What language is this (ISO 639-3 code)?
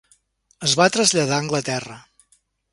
cat